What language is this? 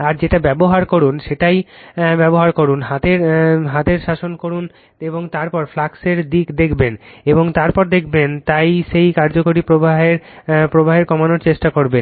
Bangla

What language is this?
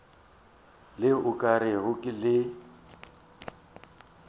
Northern Sotho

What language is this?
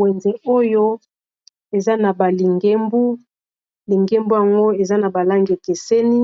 Lingala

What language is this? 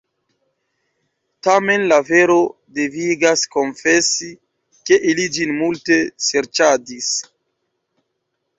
Esperanto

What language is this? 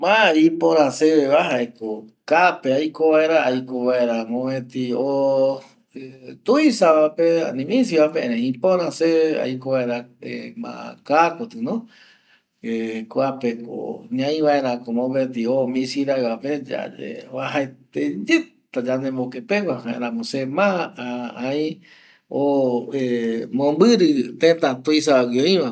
Eastern Bolivian Guaraní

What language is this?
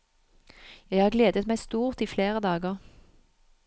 Norwegian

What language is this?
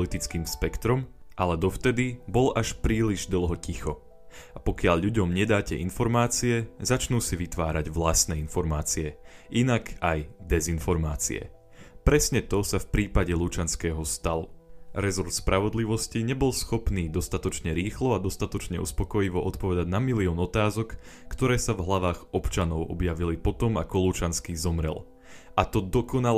Slovak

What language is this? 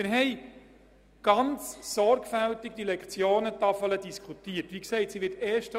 Swiss German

